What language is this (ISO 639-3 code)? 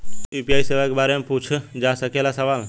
bho